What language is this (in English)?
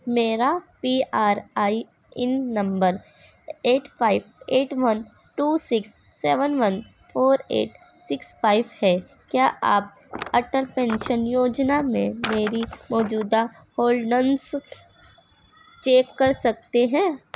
Urdu